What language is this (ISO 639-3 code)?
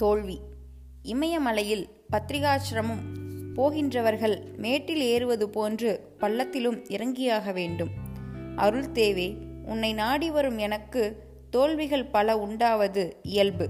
tam